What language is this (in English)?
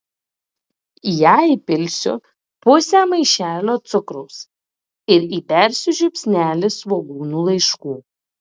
Lithuanian